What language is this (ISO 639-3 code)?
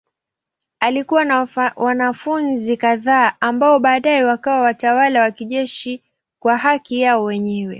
swa